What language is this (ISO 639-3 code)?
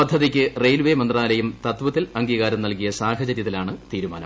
mal